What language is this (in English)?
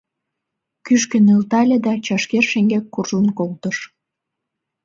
Mari